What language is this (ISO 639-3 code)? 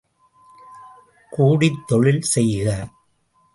tam